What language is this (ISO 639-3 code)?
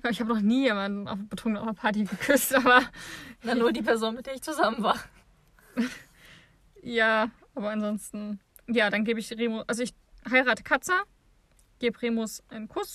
deu